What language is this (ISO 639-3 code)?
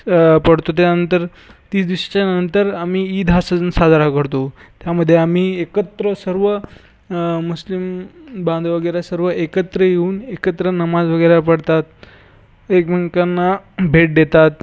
mar